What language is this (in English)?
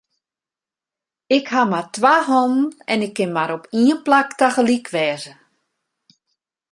Western Frisian